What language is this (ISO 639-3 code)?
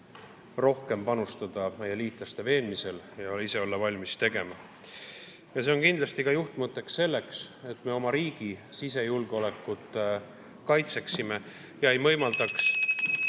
est